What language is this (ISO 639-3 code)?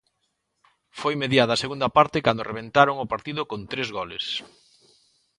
glg